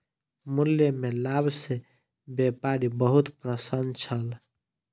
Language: Maithili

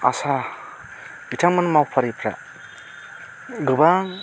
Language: Bodo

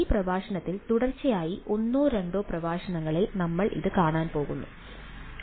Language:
Malayalam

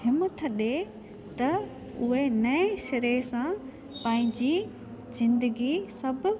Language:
Sindhi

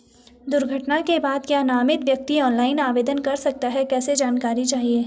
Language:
Hindi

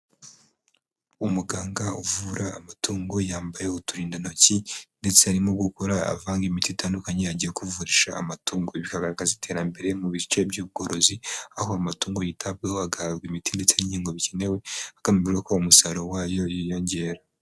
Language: Kinyarwanda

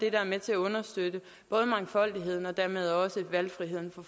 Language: Danish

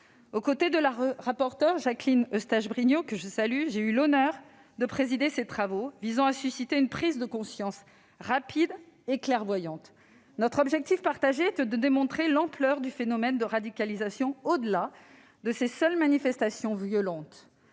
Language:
French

